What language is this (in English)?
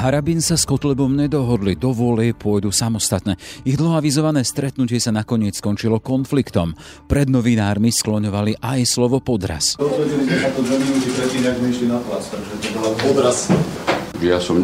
Slovak